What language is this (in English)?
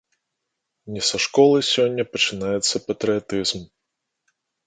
Belarusian